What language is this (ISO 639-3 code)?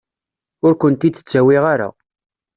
kab